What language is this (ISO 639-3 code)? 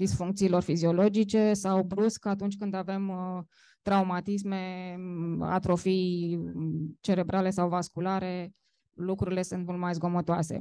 ron